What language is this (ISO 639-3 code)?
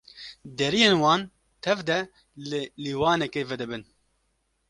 kur